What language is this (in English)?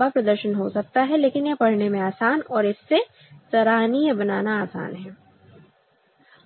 Hindi